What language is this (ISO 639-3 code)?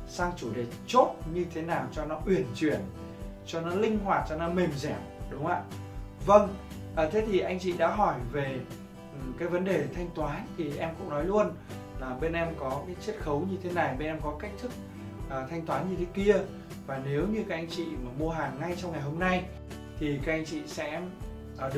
vie